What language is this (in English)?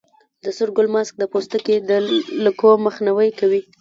Pashto